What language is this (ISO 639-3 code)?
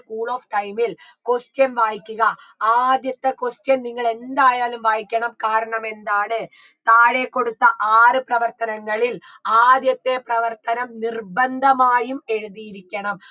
mal